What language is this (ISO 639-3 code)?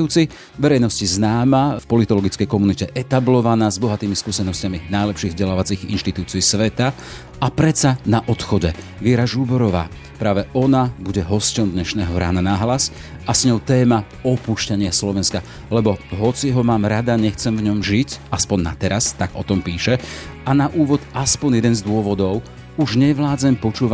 slk